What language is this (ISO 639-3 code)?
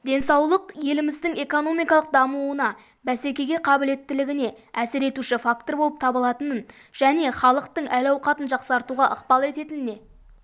kaz